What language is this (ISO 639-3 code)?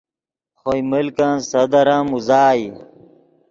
ydg